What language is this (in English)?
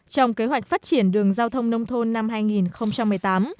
Vietnamese